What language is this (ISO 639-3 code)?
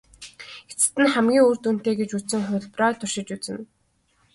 mon